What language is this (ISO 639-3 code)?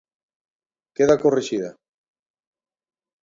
glg